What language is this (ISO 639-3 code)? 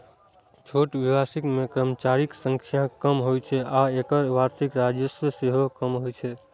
mai